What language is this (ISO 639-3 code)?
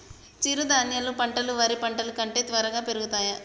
tel